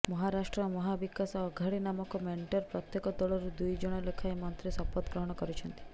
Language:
Odia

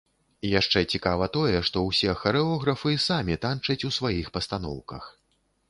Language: Belarusian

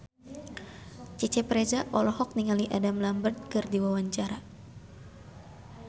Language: Sundanese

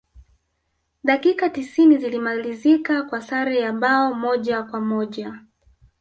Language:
Swahili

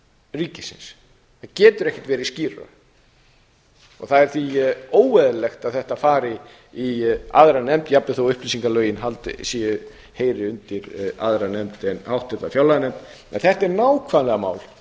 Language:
Icelandic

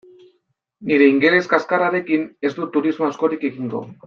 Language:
Basque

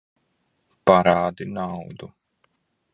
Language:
Latvian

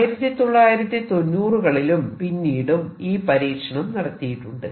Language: Malayalam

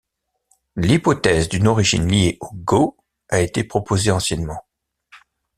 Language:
French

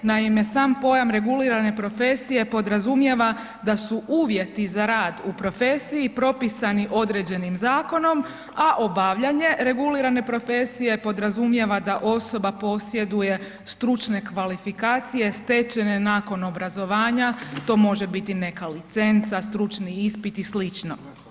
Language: Croatian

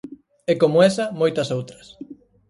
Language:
Galician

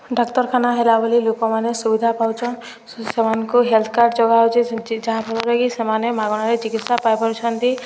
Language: Odia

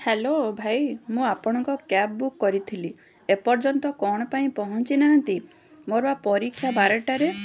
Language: Odia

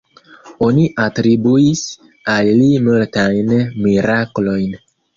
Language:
Esperanto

